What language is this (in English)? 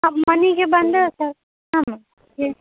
Kannada